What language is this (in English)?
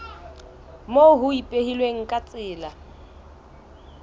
Southern Sotho